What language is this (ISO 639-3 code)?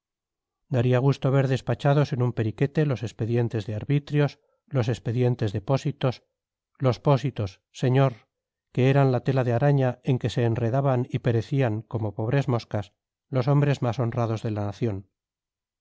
spa